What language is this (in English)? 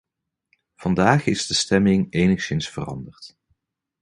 Dutch